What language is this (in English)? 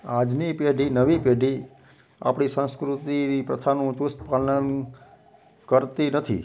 Gujarati